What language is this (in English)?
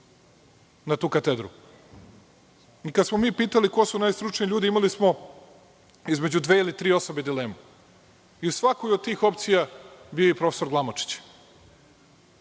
Serbian